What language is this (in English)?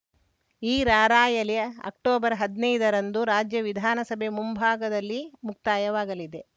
Kannada